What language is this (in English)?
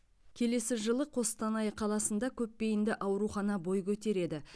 Kazakh